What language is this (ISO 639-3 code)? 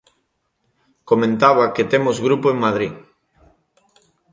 glg